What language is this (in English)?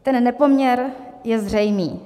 Czech